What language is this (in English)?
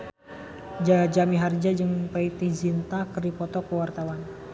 Sundanese